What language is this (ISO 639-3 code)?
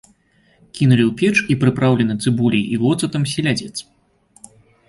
bel